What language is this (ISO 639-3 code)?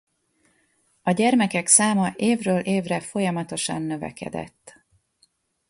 hun